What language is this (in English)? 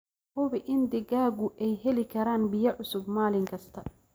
Somali